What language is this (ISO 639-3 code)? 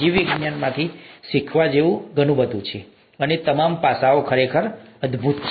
guj